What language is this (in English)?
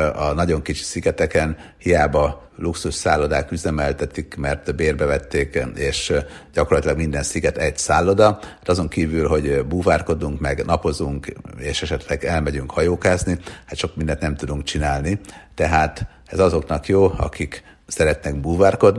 Hungarian